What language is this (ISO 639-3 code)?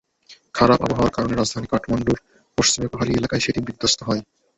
ben